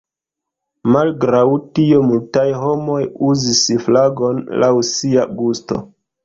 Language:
Esperanto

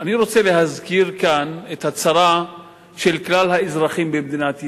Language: Hebrew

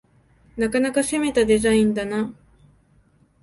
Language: Japanese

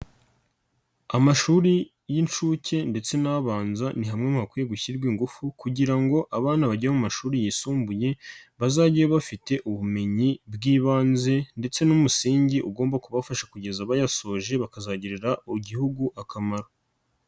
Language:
Kinyarwanda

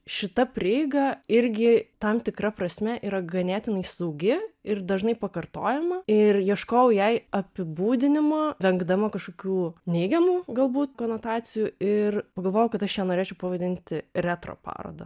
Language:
Lithuanian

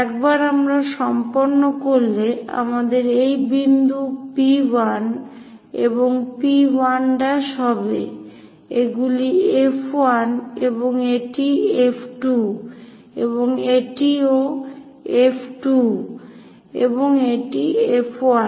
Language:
Bangla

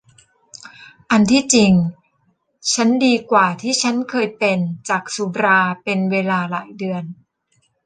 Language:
Thai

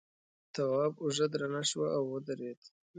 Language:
Pashto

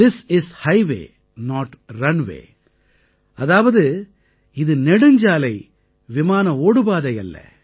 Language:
Tamil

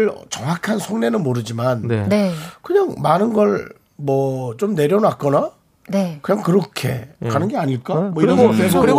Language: Korean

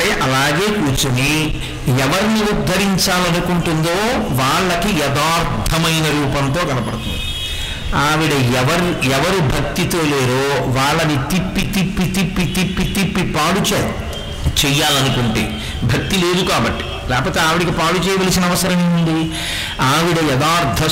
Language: Telugu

